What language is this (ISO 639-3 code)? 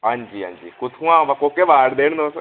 doi